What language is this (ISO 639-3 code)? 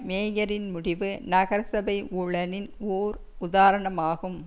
tam